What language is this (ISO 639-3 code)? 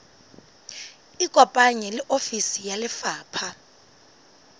sot